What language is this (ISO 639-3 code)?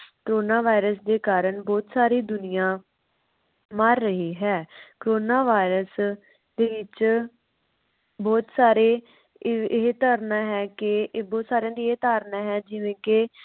pan